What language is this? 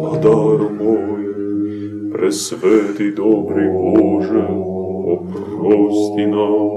Croatian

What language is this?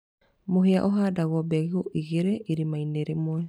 Kikuyu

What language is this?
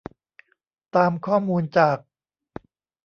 Thai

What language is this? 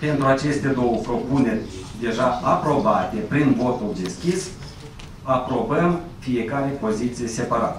Romanian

